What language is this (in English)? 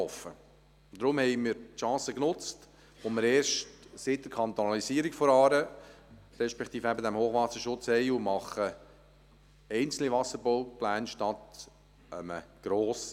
Swiss German